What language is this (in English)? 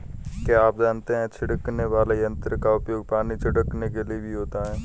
Hindi